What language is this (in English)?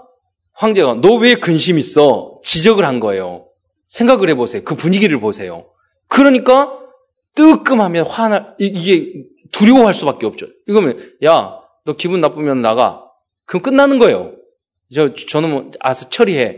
Korean